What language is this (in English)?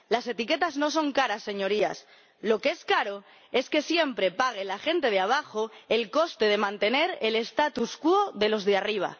Spanish